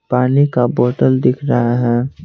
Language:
Hindi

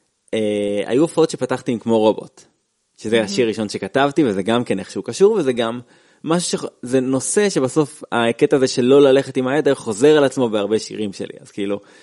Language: Hebrew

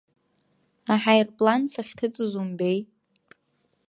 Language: Abkhazian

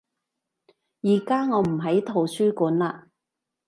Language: Cantonese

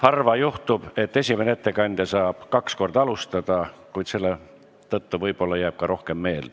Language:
Estonian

